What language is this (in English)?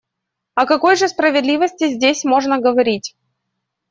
Russian